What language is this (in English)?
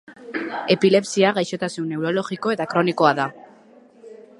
Basque